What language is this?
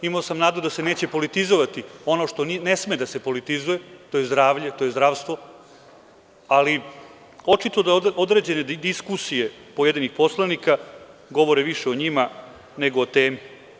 Serbian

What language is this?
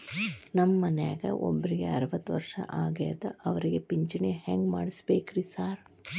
Kannada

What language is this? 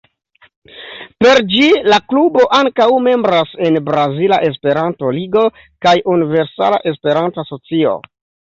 Esperanto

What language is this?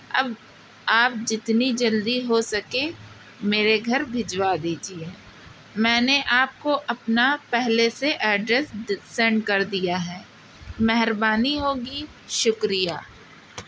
Urdu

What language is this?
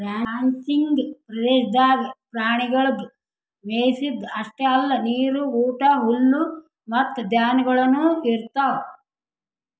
Kannada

